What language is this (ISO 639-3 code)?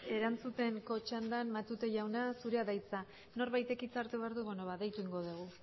eus